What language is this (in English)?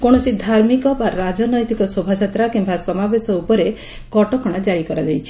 Odia